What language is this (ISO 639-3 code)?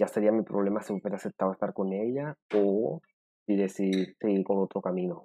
spa